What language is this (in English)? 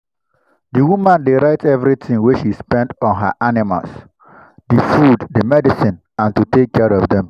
Nigerian Pidgin